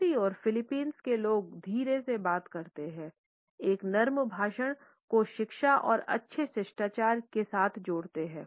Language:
Hindi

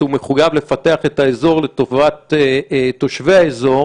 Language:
Hebrew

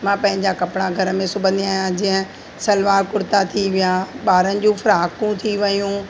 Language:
Sindhi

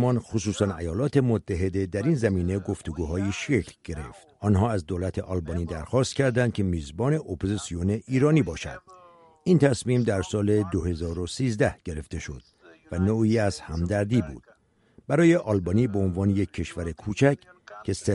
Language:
Persian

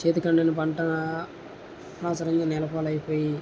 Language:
Telugu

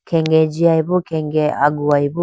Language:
Idu-Mishmi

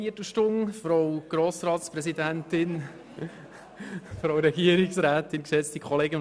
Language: Swiss German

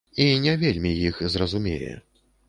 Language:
Belarusian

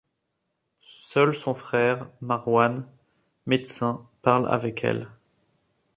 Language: French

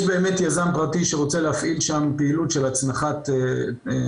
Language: Hebrew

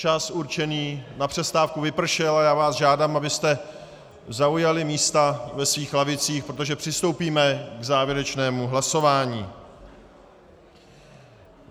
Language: Czech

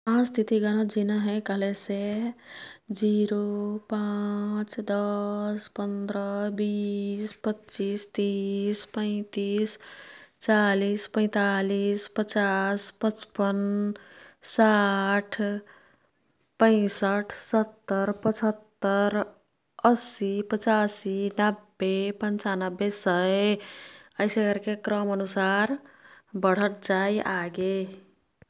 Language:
Kathoriya Tharu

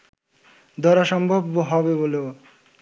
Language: Bangla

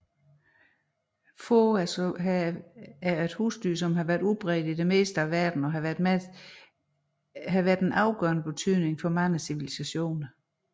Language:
Danish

